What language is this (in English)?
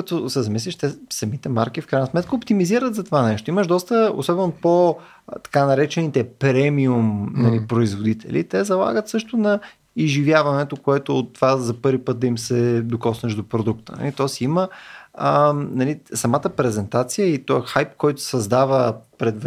Bulgarian